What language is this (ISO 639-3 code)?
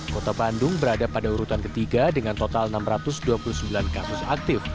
ind